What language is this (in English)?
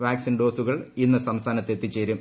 Malayalam